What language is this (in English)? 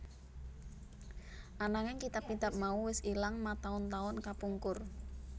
Javanese